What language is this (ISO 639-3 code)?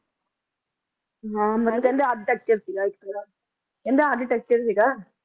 pan